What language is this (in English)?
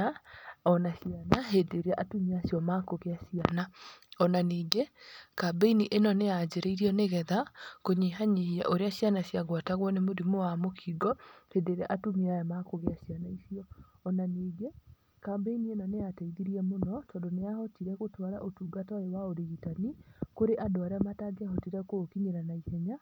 Kikuyu